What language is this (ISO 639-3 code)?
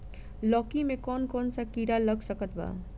bho